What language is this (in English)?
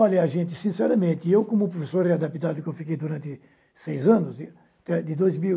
Portuguese